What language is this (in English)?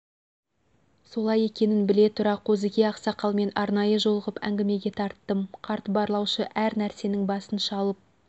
Kazakh